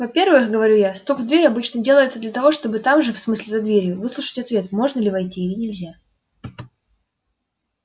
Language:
Russian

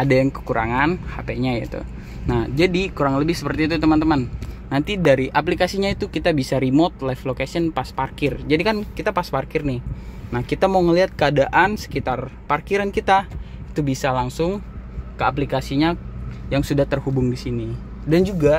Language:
Indonesian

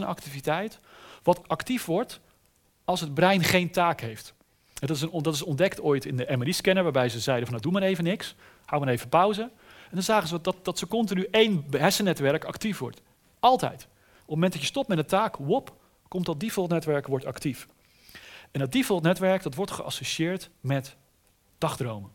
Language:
Dutch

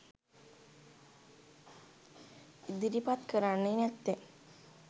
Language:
Sinhala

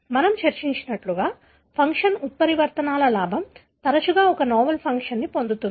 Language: Telugu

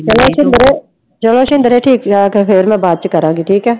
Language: Punjabi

